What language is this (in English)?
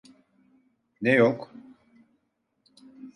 Turkish